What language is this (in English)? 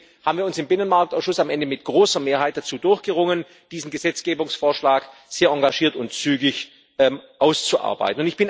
German